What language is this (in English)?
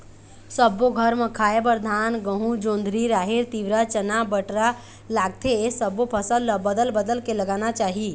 Chhattisgarhi